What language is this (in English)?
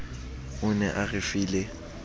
Southern Sotho